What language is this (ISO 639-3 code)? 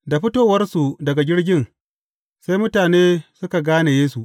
hau